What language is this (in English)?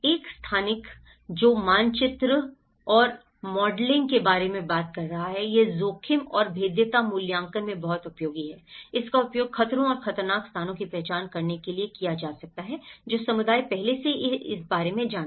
Hindi